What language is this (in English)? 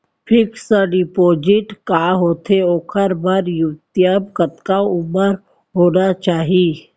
Chhattisgarhi